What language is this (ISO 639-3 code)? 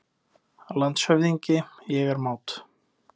isl